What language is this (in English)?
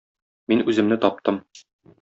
Tatar